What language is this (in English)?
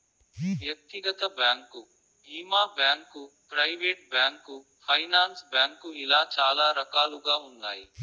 Telugu